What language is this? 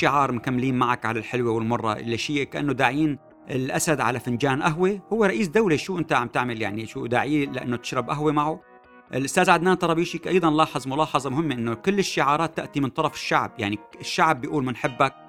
Arabic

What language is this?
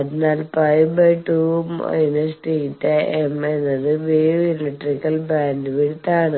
Malayalam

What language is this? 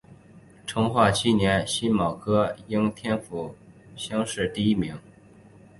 Chinese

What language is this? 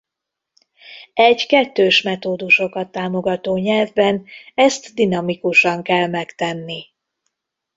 Hungarian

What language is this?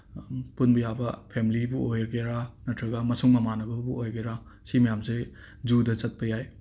Manipuri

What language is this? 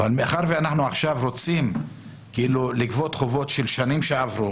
Hebrew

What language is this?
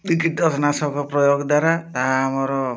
Odia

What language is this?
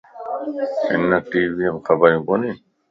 Lasi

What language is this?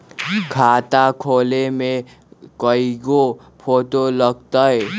Magahi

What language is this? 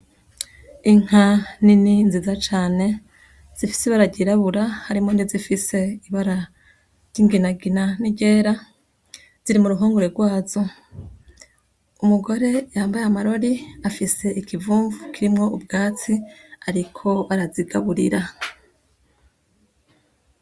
Rundi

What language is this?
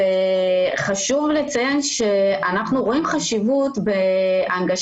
Hebrew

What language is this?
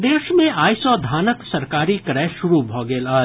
Maithili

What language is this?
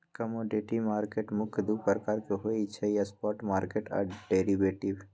Magahi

